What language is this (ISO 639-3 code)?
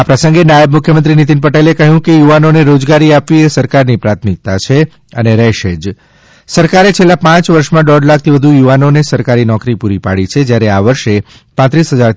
guj